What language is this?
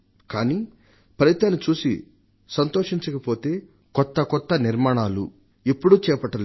Telugu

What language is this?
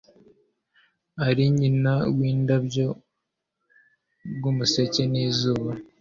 Kinyarwanda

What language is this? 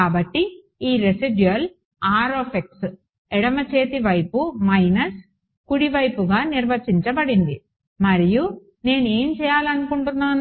Telugu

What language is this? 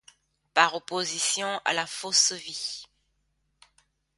French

